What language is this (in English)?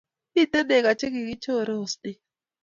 Kalenjin